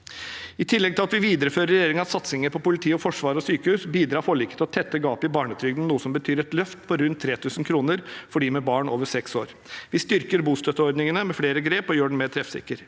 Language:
Norwegian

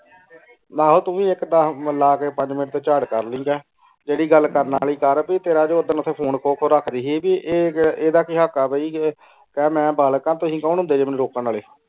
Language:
Punjabi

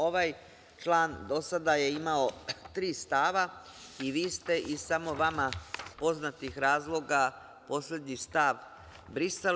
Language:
Serbian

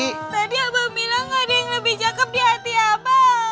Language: Indonesian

